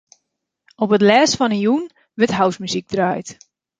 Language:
Western Frisian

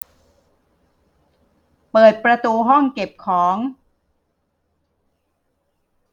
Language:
Thai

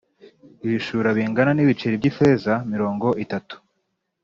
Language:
Kinyarwanda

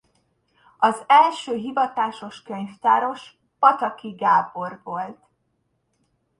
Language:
Hungarian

